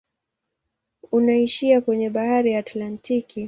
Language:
Swahili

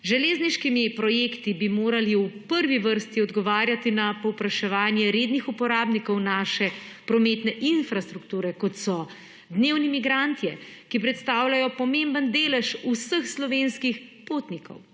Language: Slovenian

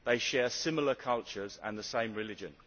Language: English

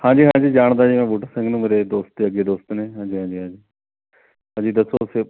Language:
Punjabi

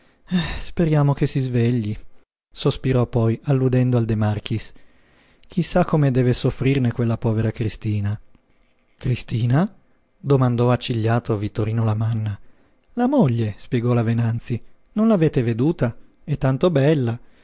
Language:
Italian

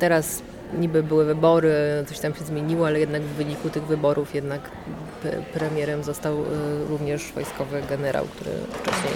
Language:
Polish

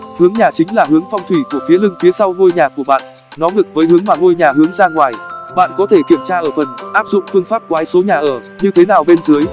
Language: Vietnamese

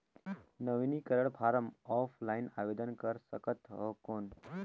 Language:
Chhattisgarhi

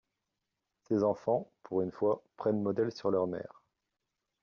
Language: French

